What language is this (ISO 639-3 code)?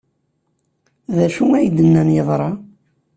kab